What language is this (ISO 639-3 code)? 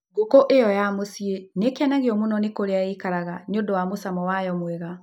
kik